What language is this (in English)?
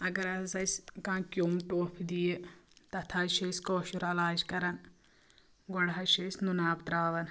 Kashmiri